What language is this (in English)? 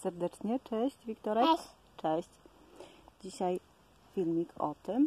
Polish